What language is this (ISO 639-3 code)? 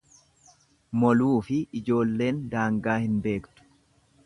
orm